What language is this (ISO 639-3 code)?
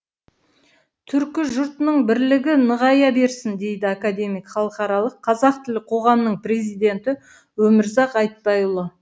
kaz